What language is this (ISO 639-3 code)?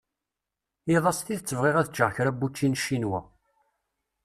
kab